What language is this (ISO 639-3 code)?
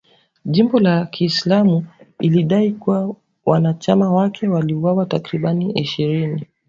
swa